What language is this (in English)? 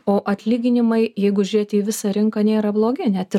Lithuanian